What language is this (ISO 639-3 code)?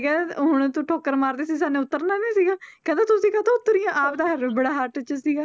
pan